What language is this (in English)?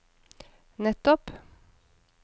Norwegian